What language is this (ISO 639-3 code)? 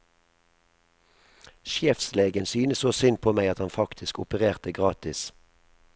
nor